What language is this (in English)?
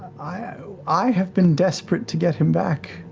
English